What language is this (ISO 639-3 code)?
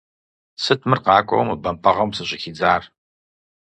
kbd